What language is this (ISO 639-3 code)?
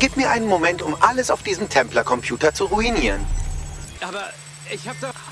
deu